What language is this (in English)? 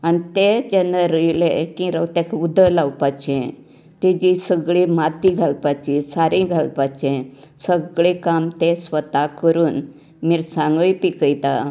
Konkani